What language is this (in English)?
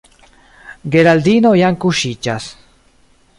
Esperanto